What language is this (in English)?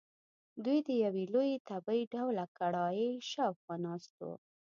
Pashto